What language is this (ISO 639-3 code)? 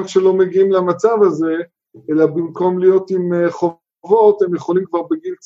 heb